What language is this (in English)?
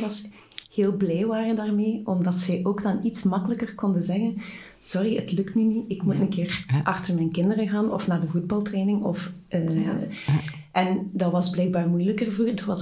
Dutch